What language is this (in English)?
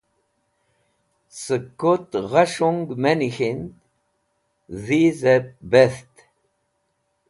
Wakhi